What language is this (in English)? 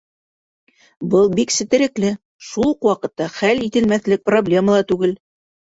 Bashkir